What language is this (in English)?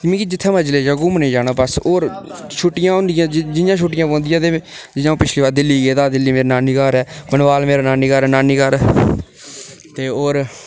Dogri